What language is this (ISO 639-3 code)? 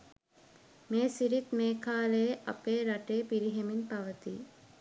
sin